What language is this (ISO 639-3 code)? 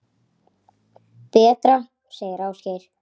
isl